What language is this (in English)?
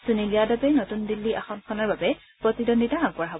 Assamese